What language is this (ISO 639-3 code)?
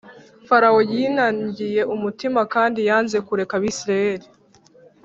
kin